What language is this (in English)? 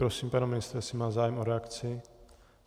Czech